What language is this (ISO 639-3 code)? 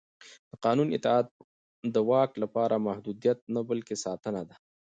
pus